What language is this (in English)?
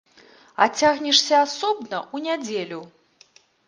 Belarusian